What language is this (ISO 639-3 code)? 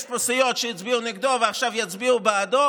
heb